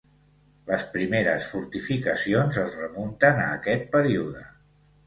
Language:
Catalan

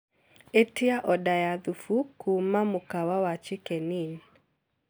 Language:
Kikuyu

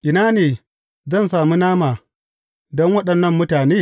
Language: Hausa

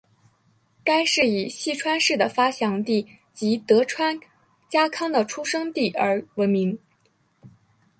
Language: Chinese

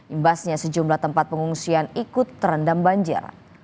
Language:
Indonesian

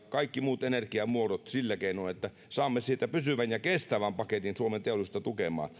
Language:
Finnish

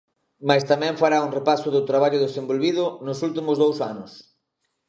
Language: Galician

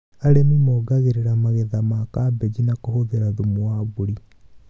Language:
Kikuyu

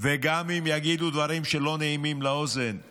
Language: Hebrew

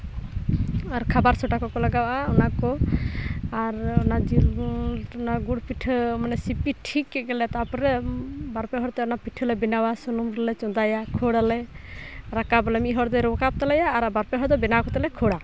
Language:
Santali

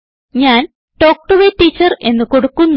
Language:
Malayalam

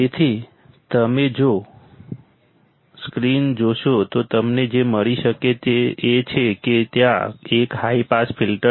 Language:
Gujarati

